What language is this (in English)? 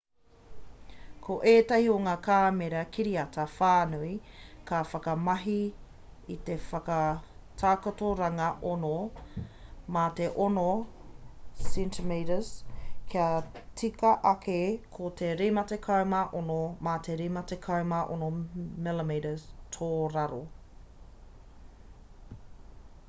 Māori